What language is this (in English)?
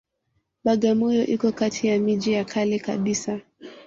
Swahili